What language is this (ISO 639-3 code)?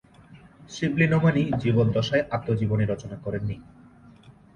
ben